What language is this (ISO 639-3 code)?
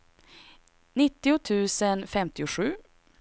swe